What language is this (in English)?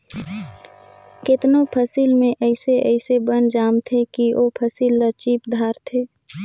Chhattisgarhi